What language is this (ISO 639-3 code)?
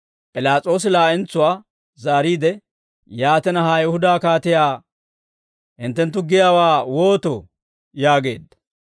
dwr